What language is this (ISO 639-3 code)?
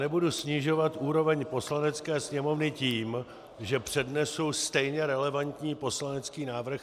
ces